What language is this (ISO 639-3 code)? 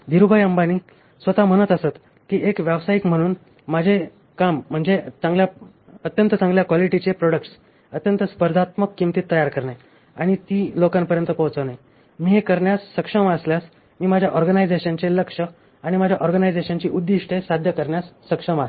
mar